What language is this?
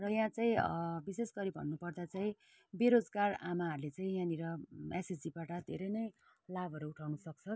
Nepali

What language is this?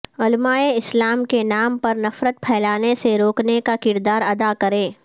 Urdu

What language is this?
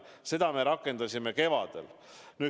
Estonian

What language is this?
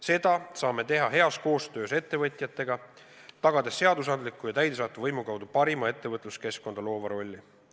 Estonian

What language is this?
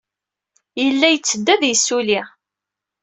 Kabyle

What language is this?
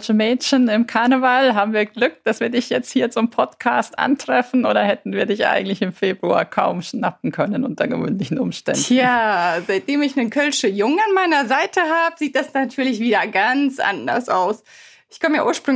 German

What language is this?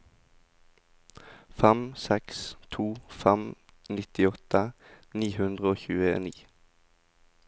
Norwegian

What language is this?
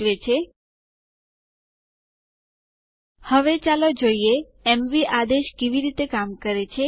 Gujarati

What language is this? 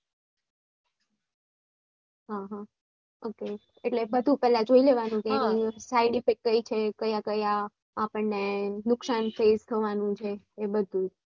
Gujarati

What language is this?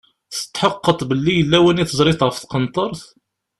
Kabyle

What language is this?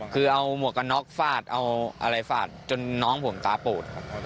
Thai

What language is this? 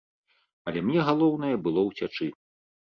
Belarusian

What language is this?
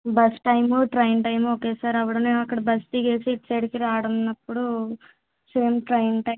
Telugu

